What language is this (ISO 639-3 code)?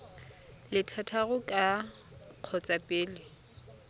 tsn